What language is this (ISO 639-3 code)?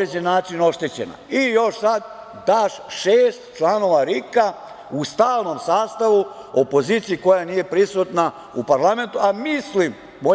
srp